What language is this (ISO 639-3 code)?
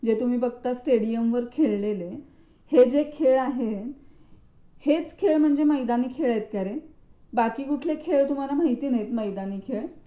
mar